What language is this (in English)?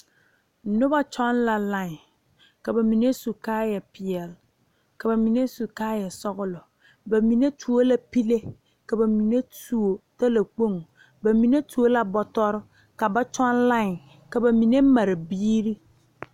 Southern Dagaare